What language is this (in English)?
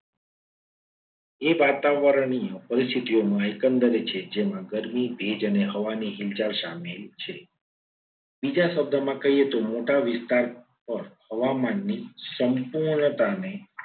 Gujarati